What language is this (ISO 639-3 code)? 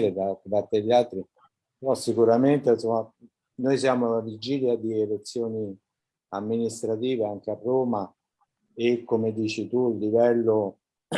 ita